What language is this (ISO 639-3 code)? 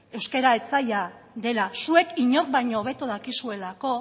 eus